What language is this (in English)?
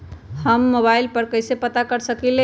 Magahi